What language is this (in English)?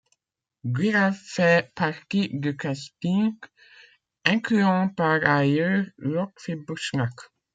French